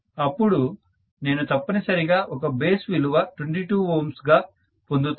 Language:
Telugu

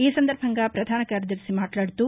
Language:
Telugu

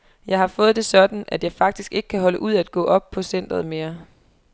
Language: Danish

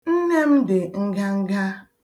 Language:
Igbo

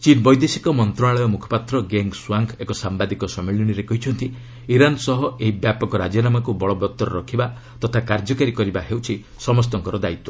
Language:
Odia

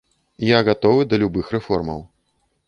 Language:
Belarusian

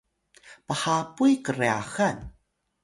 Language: Atayal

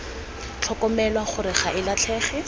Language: Tswana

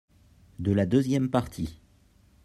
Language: French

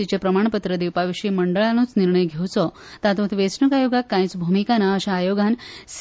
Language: Konkani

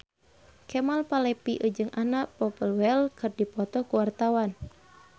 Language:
Sundanese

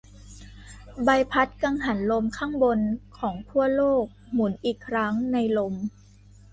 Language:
Thai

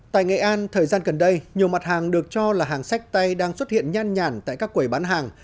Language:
Vietnamese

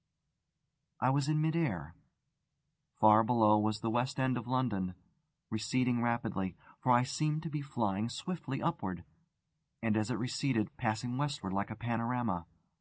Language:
English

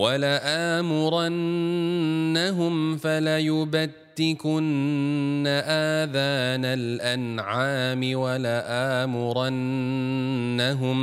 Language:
Malay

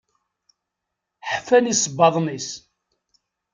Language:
Kabyle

